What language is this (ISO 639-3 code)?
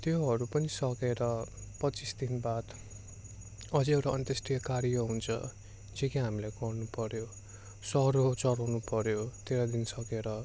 nep